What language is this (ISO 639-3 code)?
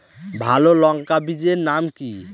ben